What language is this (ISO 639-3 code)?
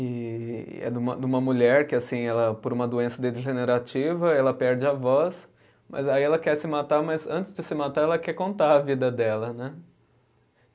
por